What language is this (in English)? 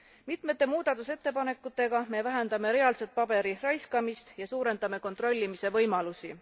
Estonian